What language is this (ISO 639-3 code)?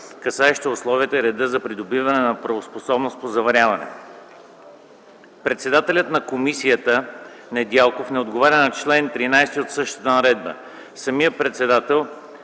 bul